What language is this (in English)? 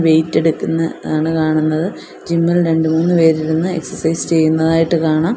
Malayalam